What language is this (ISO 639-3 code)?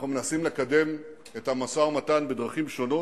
heb